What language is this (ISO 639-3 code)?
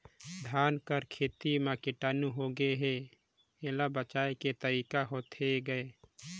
hne